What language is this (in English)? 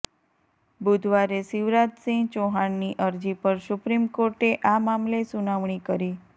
Gujarati